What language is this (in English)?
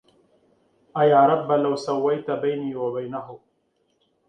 Arabic